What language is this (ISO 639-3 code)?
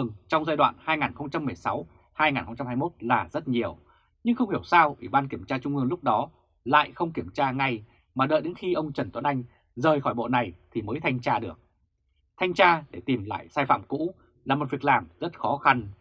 vie